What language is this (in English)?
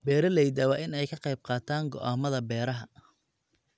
Somali